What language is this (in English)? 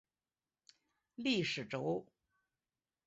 Chinese